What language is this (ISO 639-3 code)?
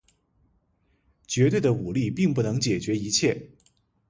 zho